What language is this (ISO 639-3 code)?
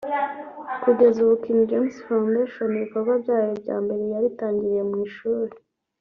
kin